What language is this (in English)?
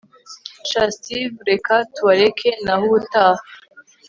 Kinyarwanda